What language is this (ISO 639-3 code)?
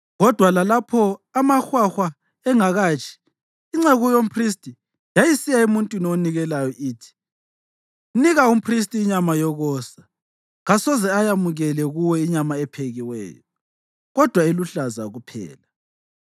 nde